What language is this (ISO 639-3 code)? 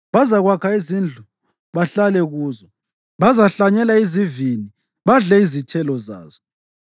nde